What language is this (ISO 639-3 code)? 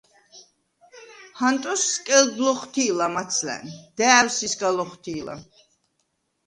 sva